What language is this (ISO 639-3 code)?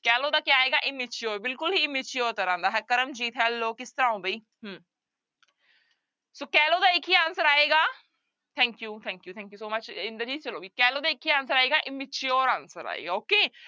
pan